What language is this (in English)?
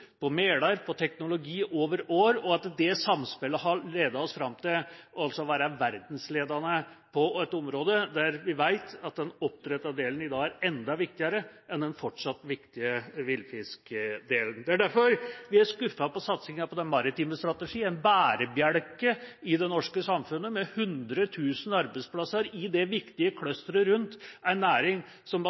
Norwegian Bokmål